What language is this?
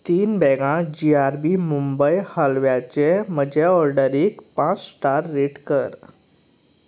Konkani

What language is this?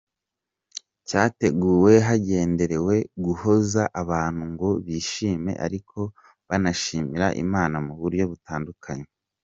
Kinyarwanda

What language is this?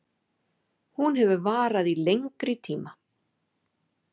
Icelandic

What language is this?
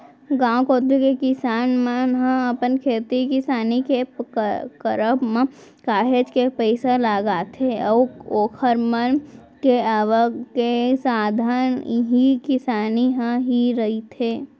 Chhattisgarhi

